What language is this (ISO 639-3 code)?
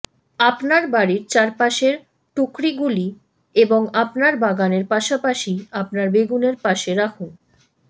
ben